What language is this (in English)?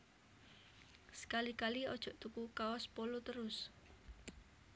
Javanese